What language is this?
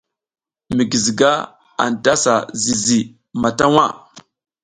South Giziga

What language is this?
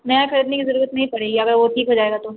Urdu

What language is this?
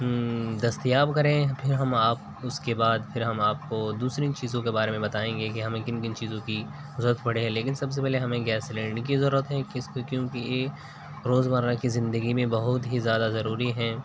Urdu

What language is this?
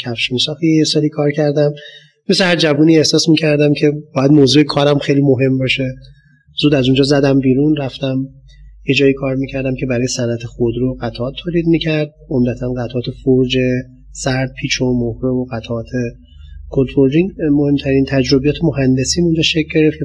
Persian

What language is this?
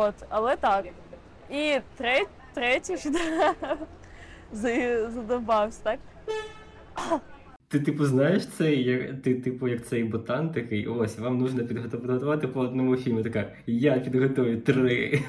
Ukrainian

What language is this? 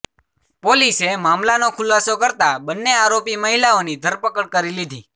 Gujarati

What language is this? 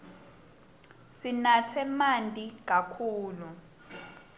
Swati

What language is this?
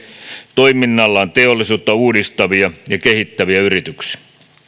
Finnish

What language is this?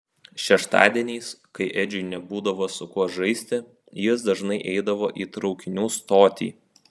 Lithuanian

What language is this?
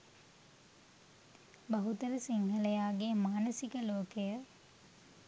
Sinhala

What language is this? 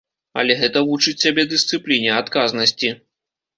Belarusian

